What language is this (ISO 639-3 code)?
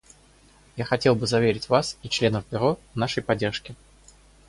rus